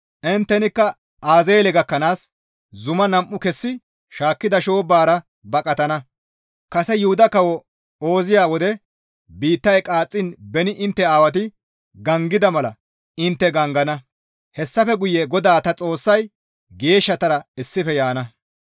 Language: Gamo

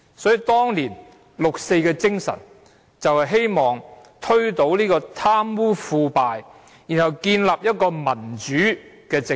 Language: Cantonese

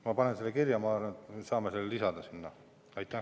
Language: Estonian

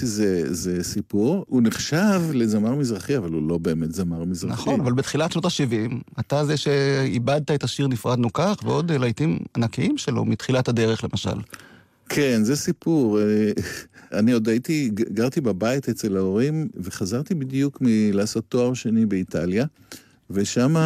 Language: Hebrew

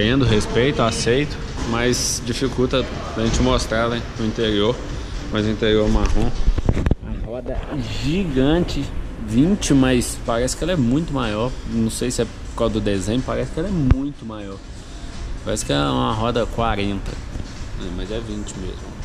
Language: Portuguese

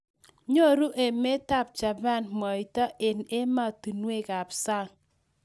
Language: Kalenjin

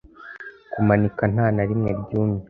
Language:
Kinyarwanda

